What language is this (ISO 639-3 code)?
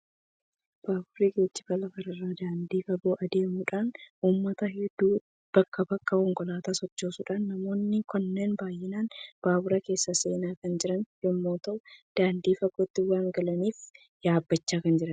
orm